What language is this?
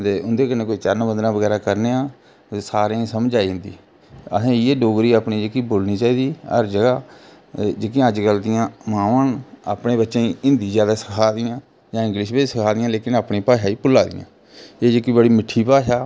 Dogri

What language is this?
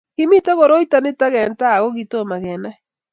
Kalenjin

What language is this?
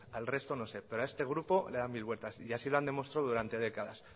Spanish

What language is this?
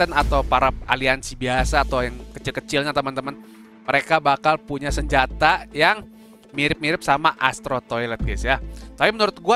Indonesian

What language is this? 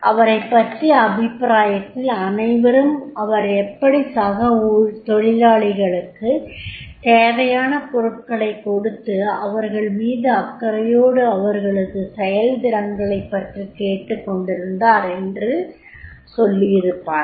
Tamil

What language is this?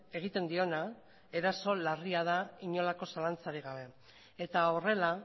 Basque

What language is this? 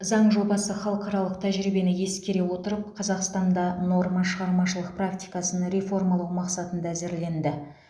Kazakh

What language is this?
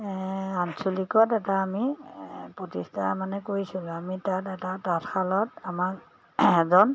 Assamese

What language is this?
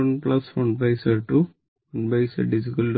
Malayalam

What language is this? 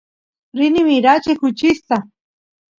Santiago del Estero Quichua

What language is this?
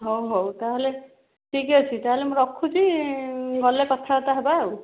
Odia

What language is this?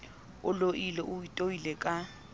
Southern Sotho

